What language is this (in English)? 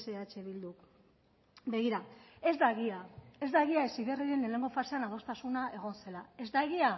Basque